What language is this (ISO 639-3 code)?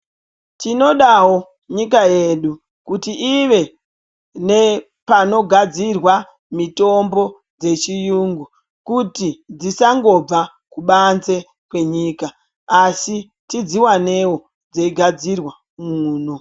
ndc